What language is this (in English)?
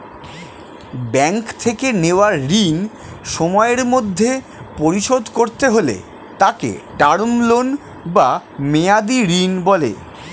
Bangla